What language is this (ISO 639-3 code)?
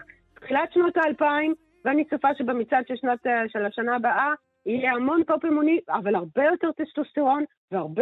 heb